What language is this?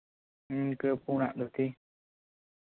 Santali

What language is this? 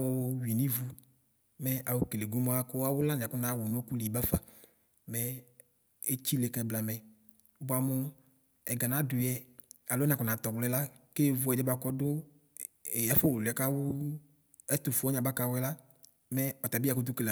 Ikposo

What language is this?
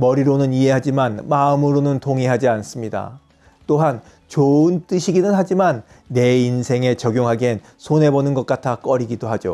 Korean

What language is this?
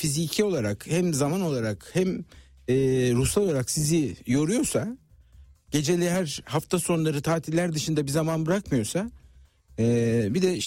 Turkish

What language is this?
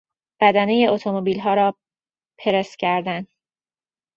Persian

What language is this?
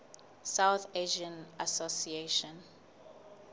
Southern Sotho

